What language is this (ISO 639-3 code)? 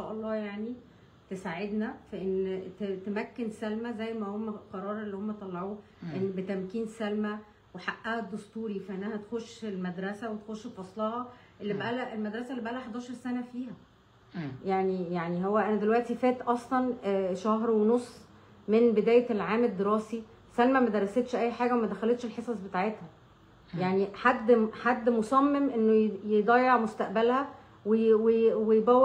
ara